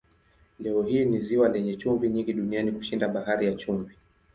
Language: Swahili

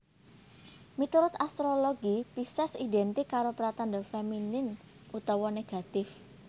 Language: Javanese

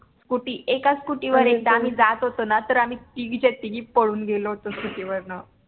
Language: Marathi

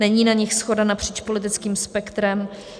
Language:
Czech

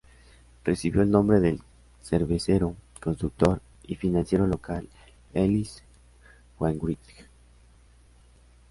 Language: Spanish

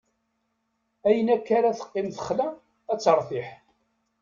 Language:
Kabyle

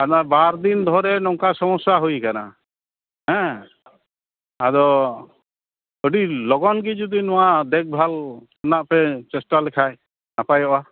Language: Santali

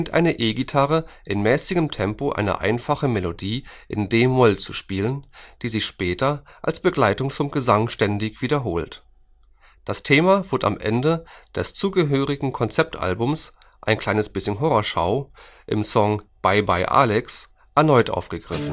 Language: German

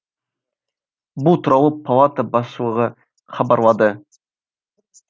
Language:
Kazakh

